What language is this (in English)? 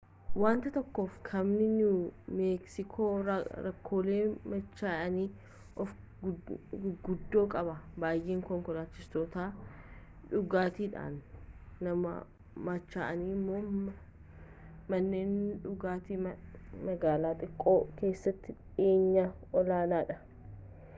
Oromo